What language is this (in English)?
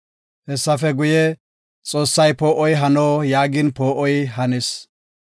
Gofa